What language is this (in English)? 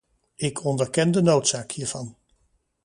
Dutch